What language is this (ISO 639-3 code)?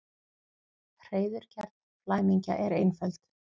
isl